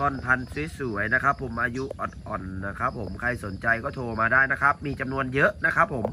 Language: Thai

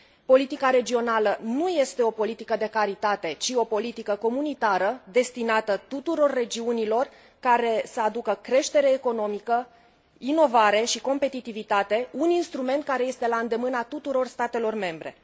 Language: Romanian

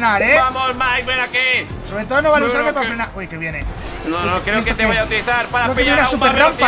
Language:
Spanish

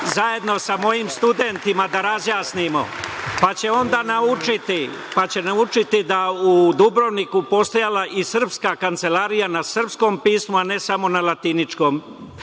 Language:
Serbian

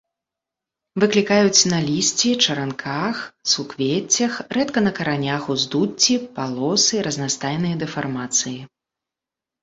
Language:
Belarusian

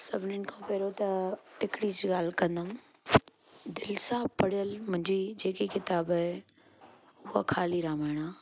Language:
Sindhi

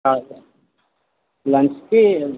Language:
Telugu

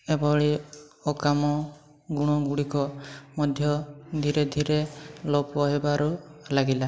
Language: Odia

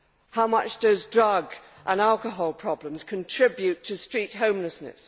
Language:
English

